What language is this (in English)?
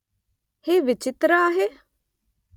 Marathi